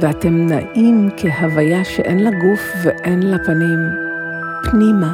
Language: Hebrew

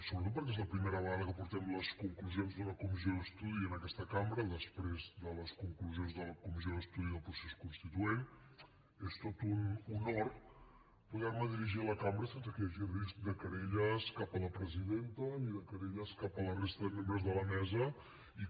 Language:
Catalan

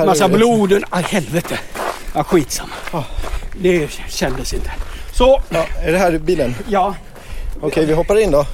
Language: Swedish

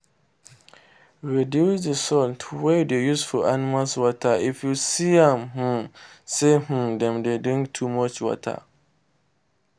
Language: Nigerian Pidgin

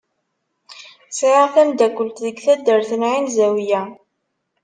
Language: Kabyle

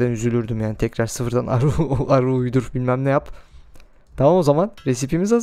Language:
Turkish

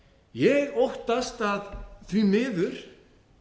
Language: Icelandic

